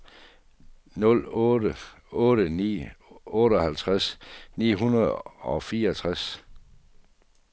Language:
Danish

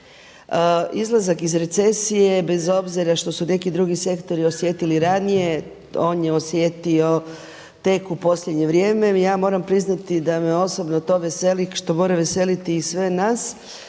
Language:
Croatian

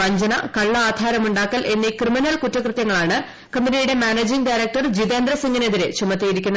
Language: Malayalam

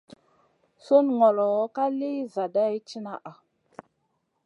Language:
Masana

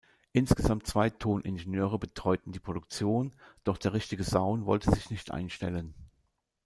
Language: German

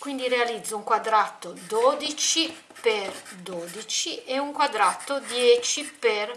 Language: Italian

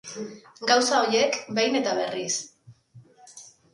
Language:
Basque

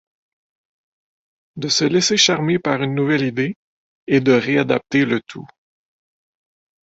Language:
French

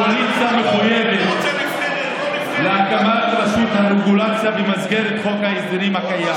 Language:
Hebrew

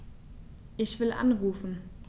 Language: German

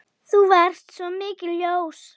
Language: Icelandic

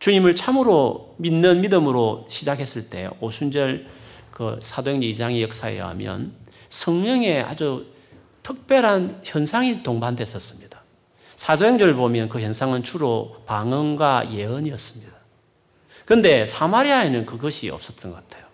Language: Korean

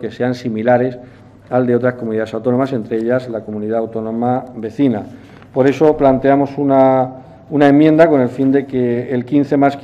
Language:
Spanish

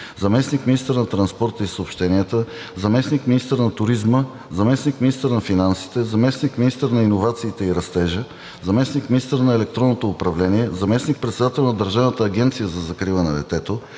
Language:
Bulgarian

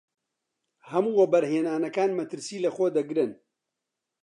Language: Central Kurdish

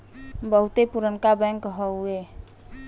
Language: Bhojpuri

